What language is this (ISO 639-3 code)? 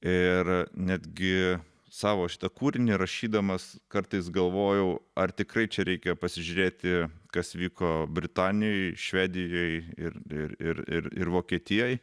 lit